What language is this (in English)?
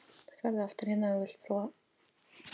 Icelandic